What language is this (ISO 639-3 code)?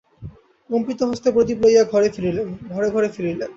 ben